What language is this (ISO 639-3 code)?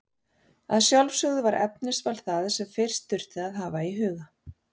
isl